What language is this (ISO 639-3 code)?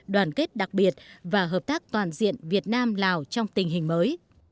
vie